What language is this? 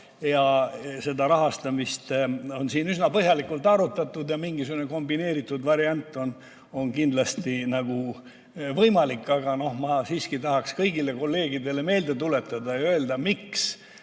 Estonian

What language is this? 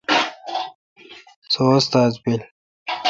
Kalkoti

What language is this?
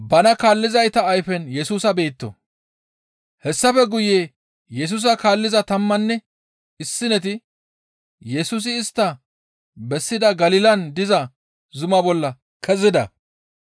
Gamo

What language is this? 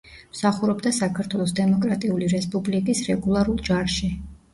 Georgian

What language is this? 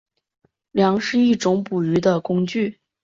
Chinese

